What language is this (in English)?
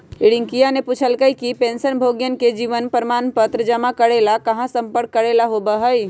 Magahi